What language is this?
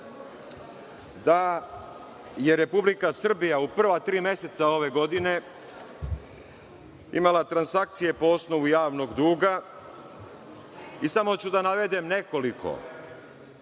Serbian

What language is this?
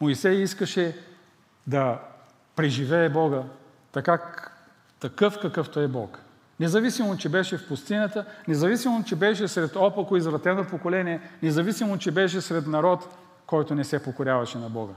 Bulgarian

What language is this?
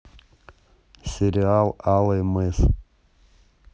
Russian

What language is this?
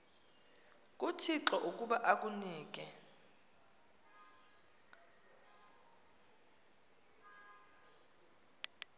Xhosa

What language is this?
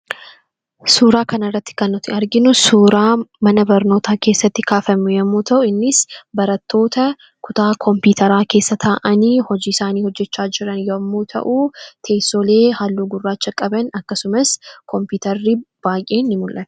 Oromo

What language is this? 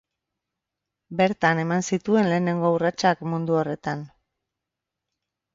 Basque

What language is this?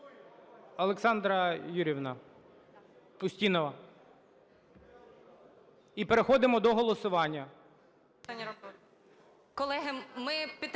Ukrainian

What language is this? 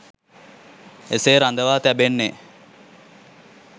Sinhala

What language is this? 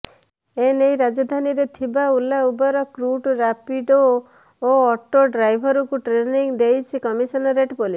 Odia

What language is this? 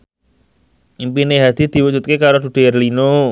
Javanese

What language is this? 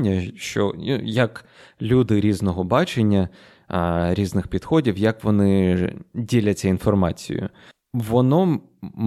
Ukrainian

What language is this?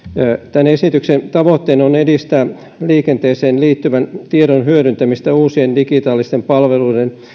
Finnish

